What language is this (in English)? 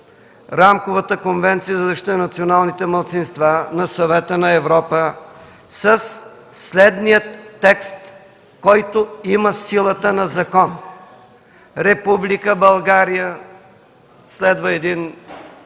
Bulgarian